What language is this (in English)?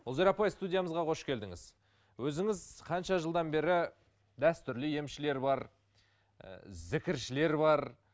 Kazakh